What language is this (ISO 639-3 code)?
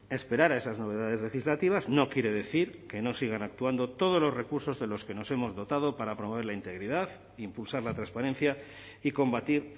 spa